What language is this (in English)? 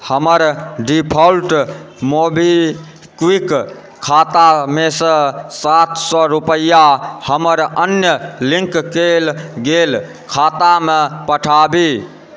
Maithili